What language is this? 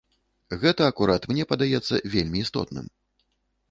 Belarusian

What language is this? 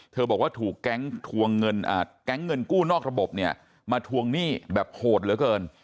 Thai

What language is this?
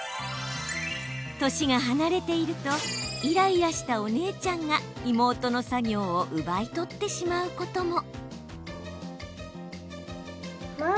Japanese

